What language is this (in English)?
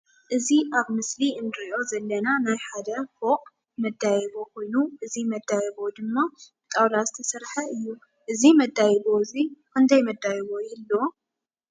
Tigrinya